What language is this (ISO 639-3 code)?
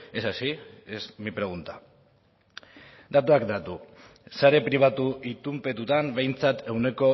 eus